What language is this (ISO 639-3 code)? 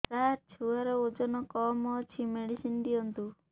ori